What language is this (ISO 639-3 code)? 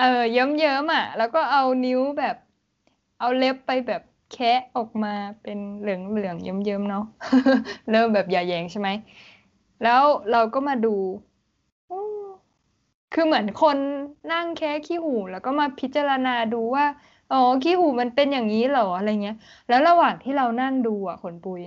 tha